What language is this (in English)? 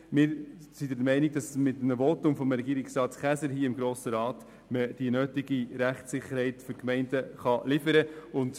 Swiss German